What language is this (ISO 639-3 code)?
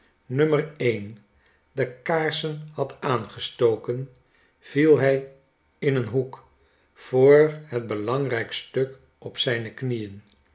nld